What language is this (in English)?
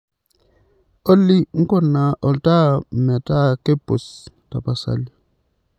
Masai